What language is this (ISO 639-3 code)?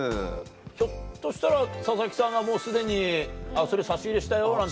jpn